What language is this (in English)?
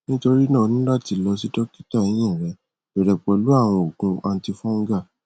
Yoruba